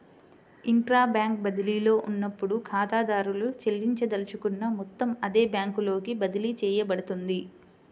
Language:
Telugu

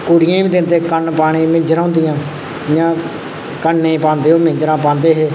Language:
Dogri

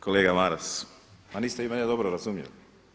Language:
Croatian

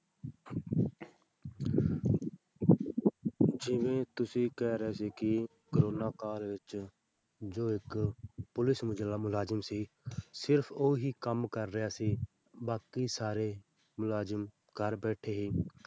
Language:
Punjabi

